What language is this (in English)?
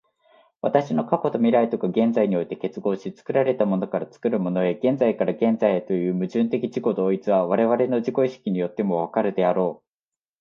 Japanese